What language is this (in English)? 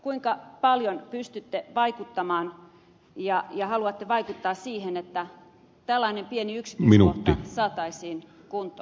Finnish